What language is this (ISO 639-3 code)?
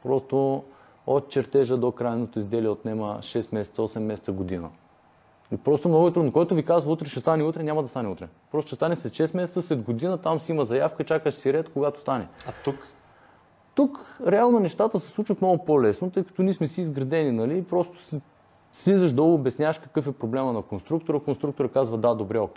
bul